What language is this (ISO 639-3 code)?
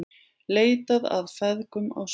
isl